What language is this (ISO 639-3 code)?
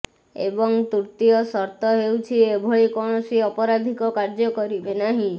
ori